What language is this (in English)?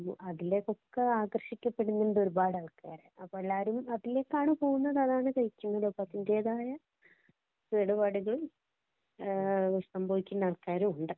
Malayalam